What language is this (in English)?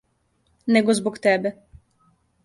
Serbian